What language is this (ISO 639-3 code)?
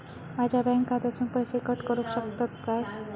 mar